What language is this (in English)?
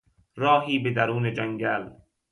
Persian